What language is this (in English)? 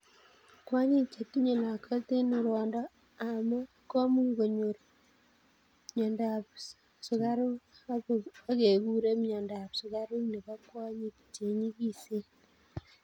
Kalenjin